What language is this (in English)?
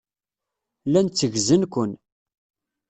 Kabyle